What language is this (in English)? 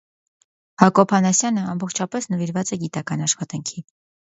Armenian